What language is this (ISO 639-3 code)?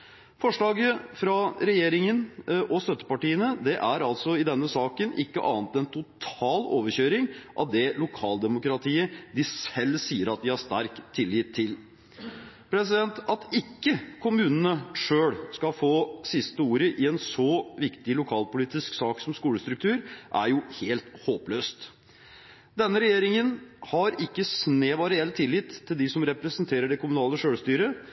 nob